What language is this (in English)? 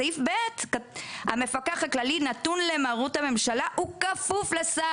Hebrew